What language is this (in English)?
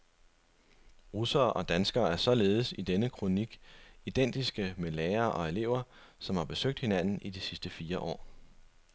Danish